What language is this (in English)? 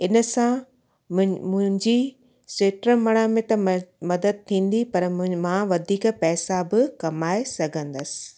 Sindhi